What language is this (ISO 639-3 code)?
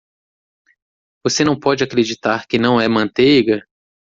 por